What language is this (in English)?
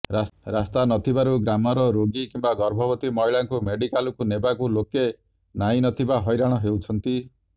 Odia